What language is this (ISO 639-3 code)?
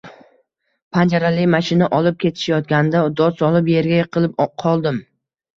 uzb